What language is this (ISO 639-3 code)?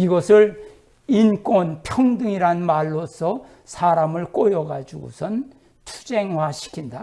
kor